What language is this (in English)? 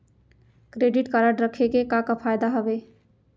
Chhattisgarhi